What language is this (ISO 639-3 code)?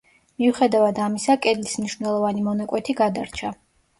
kat